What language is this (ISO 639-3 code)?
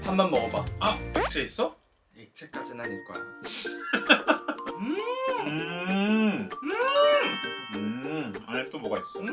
kor